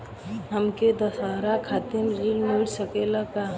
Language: Bhojpuri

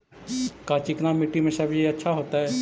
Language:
Magahi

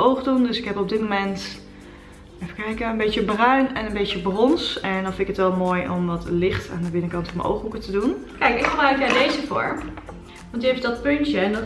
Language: Dutch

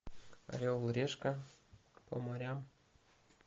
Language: Russian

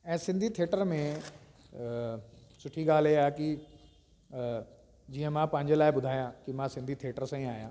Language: Sindhi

